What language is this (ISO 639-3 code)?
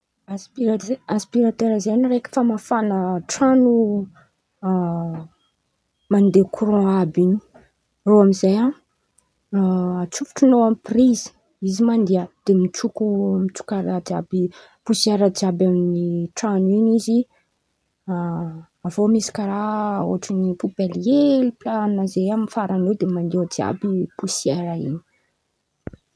xmv